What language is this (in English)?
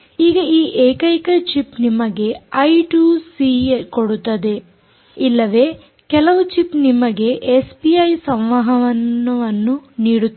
Kannada